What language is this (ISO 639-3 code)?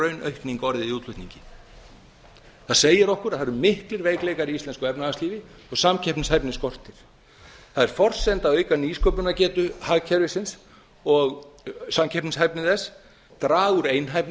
isl